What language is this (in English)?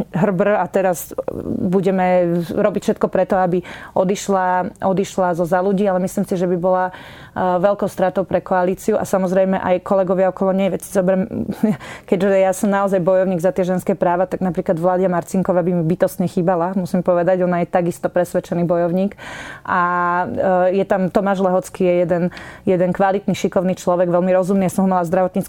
Slovak